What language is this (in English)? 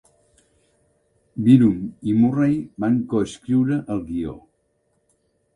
Catalan